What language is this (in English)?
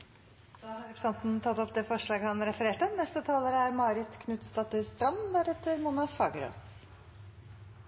Norwegian